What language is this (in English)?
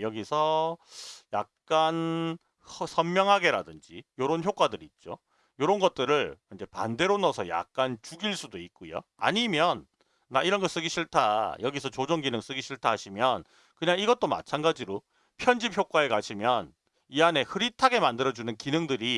Korean